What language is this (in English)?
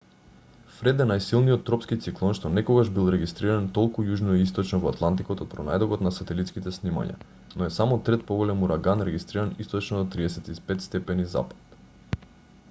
Macedonian